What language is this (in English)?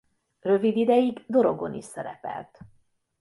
Hungarian